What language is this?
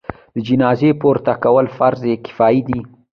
Pashto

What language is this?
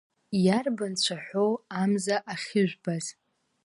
Abkhazian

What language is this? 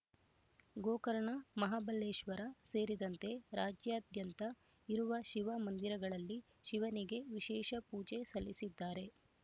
Kannada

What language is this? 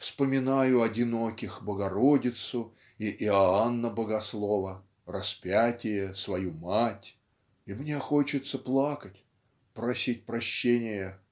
Russian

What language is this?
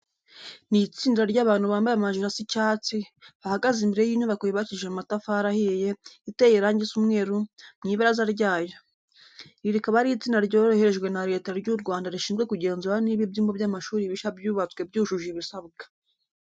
Kinyarwanda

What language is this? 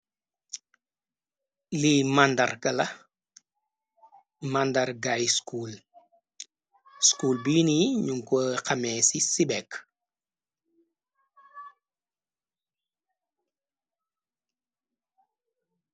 Wolof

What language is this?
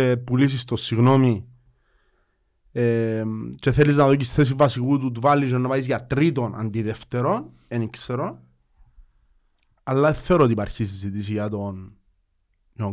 Greek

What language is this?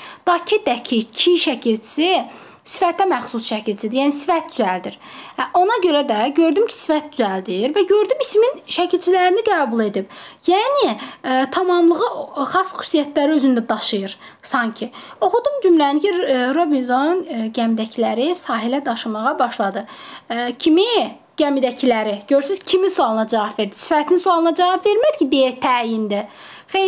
Turkish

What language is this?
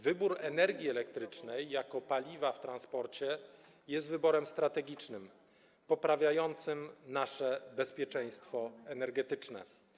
Polish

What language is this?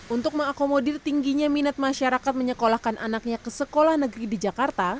Indonesian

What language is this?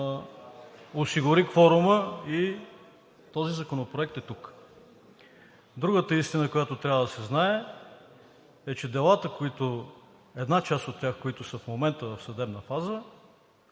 Bulgarian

